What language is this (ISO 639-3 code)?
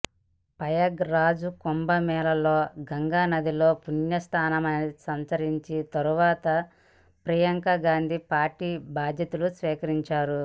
tel